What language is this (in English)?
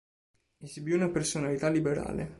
Italian